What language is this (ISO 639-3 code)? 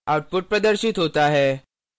hin